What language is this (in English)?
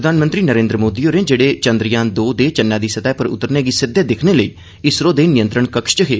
Dogri